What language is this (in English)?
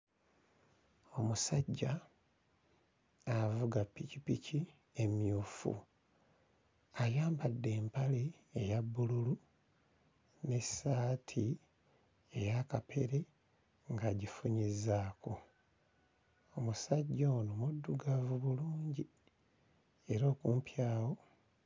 Ganda